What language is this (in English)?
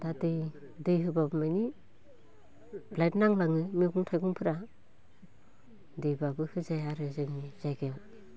Bodo